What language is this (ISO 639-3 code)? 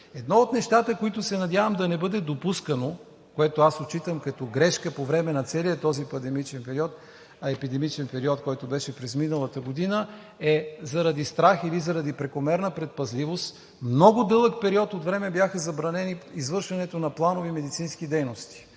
bul